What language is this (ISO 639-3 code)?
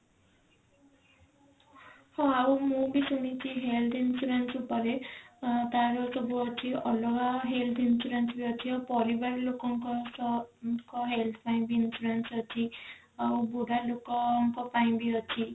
ori